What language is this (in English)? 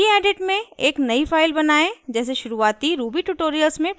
Hindi